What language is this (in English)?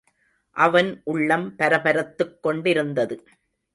Tamil